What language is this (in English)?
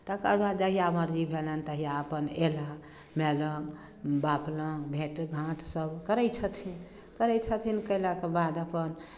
Maithili